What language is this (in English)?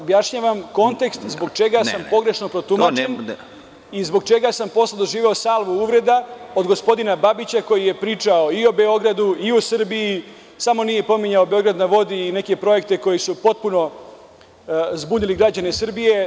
Serbian